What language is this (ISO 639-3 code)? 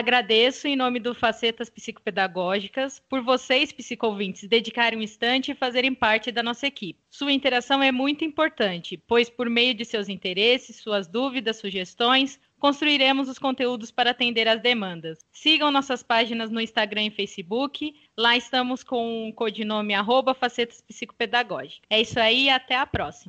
por